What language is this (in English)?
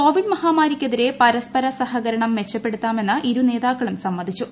Malayalam